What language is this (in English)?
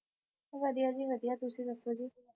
Punjabi